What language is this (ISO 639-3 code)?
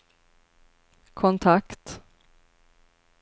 swe